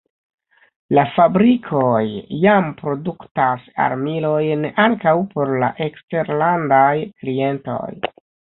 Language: Esperanto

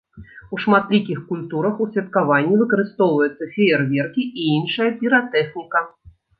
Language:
Belarusian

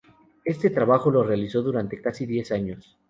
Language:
Spanish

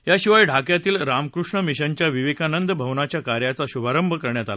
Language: Marathi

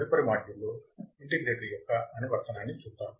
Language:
Telugu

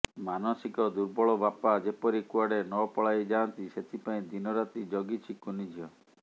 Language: Odia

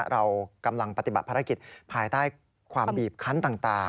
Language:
Thai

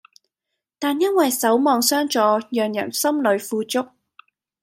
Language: Cantonese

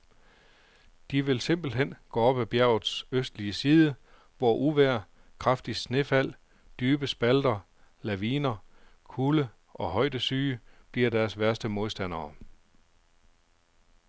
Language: Danish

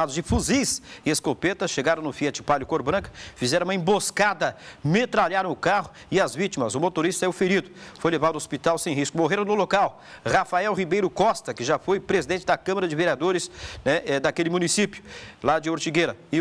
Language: Portuguese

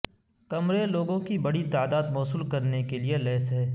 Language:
Urdu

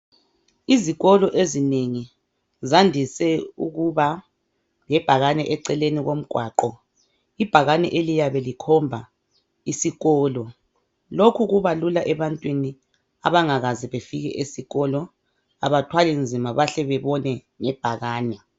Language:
North Ndebele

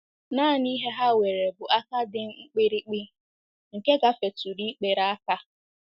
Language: Igbo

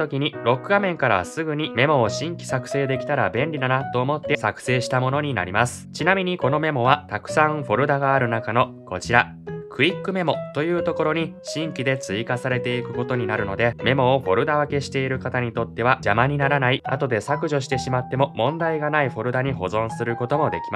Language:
Japanese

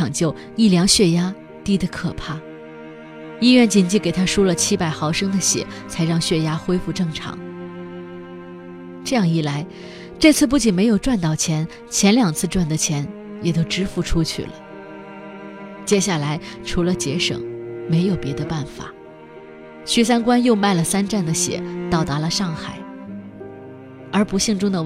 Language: Chinese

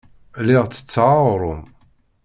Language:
Kabyle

